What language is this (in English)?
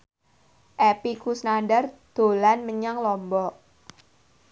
Javanese